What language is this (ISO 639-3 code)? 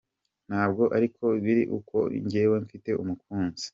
kin